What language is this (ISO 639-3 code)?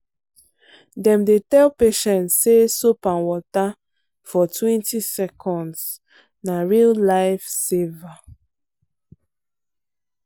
pcm